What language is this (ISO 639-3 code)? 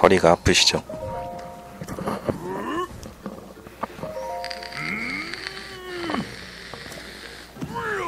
kor